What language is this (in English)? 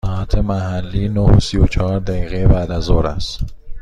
Persian